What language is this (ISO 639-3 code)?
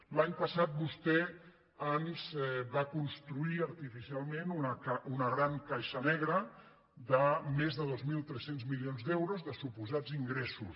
cat